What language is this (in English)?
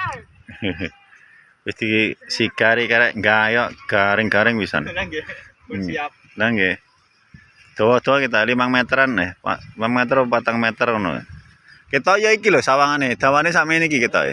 Indonesian